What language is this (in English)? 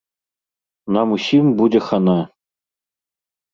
Belarusian